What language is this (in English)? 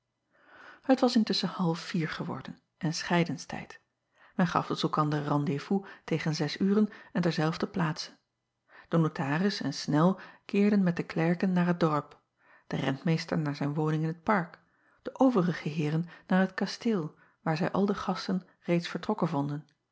Dutch